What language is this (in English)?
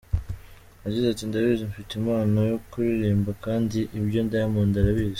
Kinyarwanda